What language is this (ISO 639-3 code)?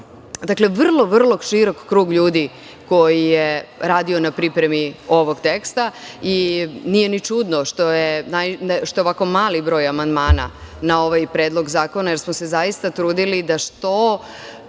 srp